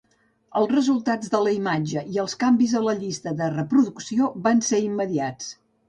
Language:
Catalan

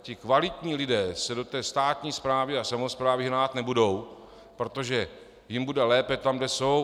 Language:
Czech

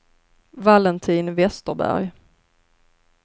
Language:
Swedish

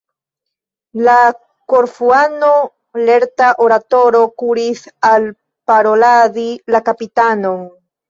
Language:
Esperanto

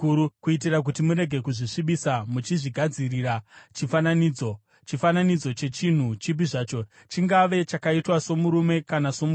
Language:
Shona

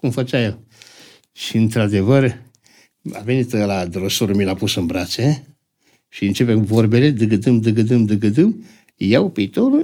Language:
Romanian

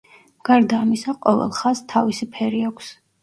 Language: Georgian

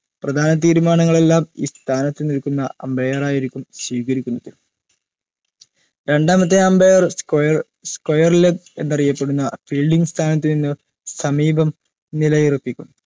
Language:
Malayalam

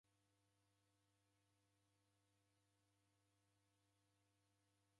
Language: Taita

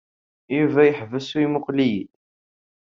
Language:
Kabyle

